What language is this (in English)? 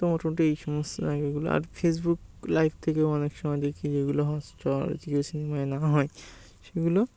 Bangla